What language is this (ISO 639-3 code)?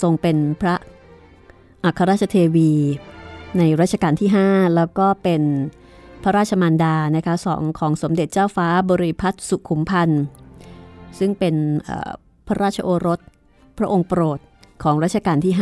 tha